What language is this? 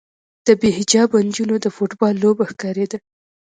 Pashto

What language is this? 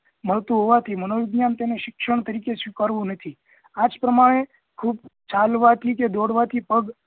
Gujarati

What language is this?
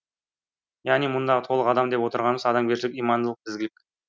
Kazakh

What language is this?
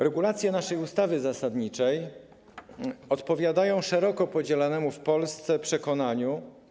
Polish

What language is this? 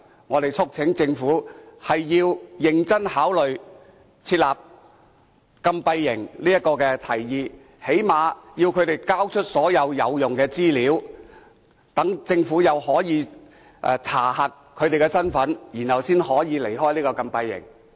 Cantonese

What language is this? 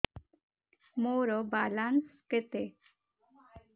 Odia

